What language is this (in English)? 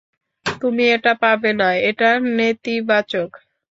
Bangla